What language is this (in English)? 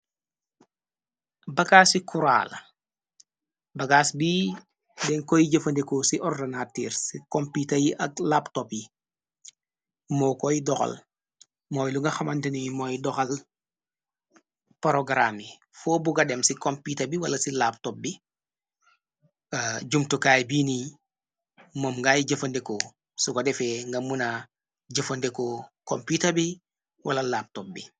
Wolof